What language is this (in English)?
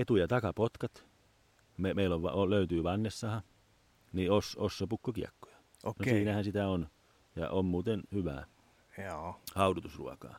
Finnish